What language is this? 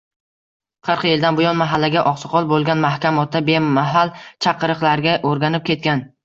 Uzbek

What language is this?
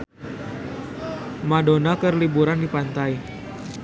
Sundanese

